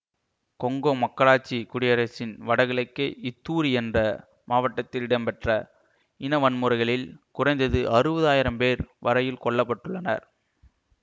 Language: Tamil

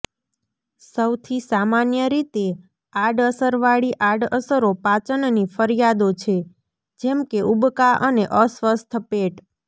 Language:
Gujarati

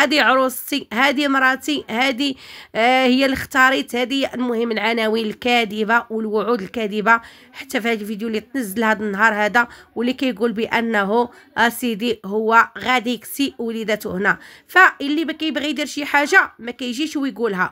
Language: Arabic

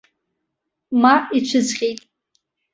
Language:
Abkhazian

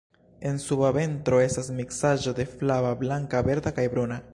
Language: Esperanto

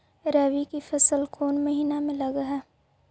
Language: Magahi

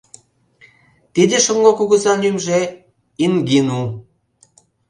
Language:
Mari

